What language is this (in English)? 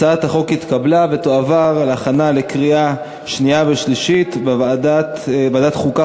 Hebrew